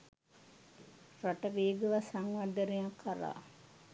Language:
Sinhala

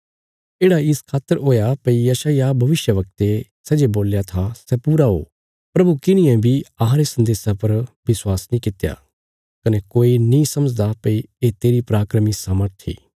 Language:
Bilaspuri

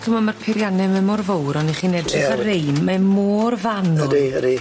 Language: Welsh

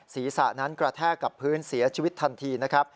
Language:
Thai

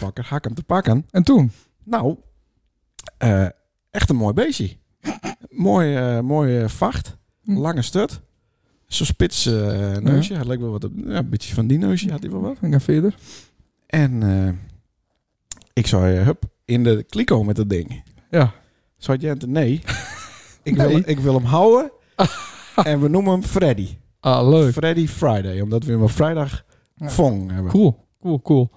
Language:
Dutch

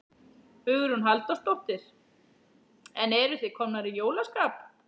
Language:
Icelandic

